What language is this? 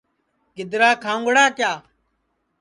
Sansi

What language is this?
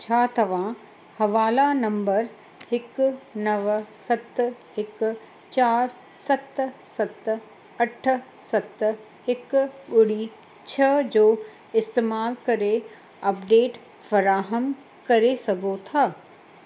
Sindhi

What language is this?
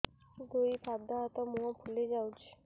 Odia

